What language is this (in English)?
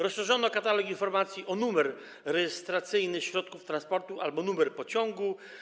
Polish